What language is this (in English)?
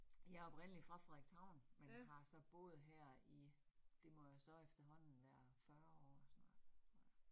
Danish